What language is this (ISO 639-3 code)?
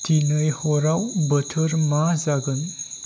brx